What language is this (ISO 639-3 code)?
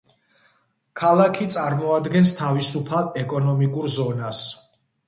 kat